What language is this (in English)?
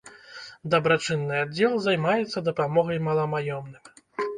Belarusian